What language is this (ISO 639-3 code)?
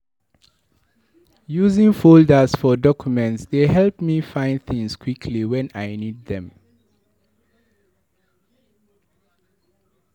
pcm